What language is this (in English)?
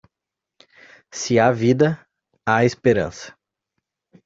Portuguese